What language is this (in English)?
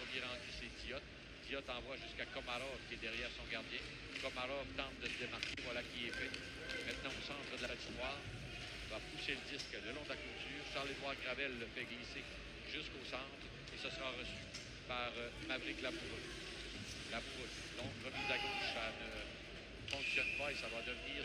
French